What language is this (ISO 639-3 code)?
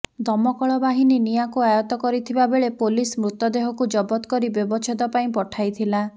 ori